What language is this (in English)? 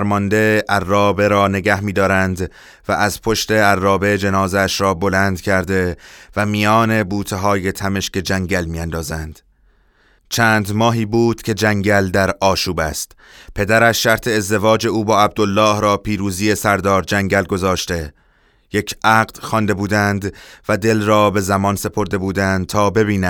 Persian